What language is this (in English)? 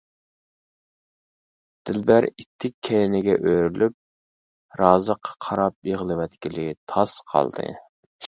Uyghur